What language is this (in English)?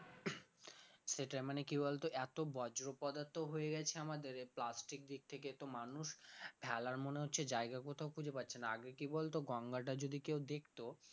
Bangla